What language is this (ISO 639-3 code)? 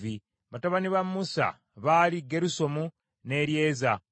lug